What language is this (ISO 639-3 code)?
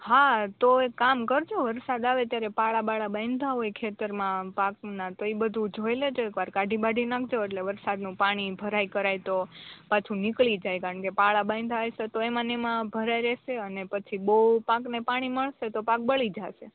guj